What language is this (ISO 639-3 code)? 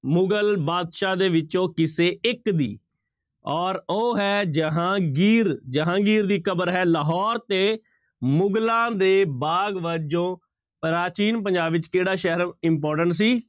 pan